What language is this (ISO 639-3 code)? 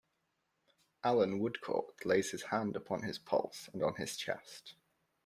eng